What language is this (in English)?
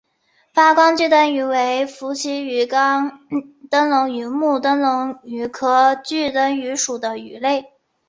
Chinese